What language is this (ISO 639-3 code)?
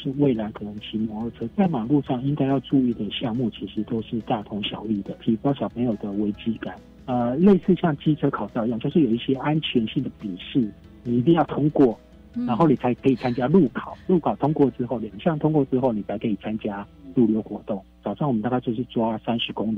zho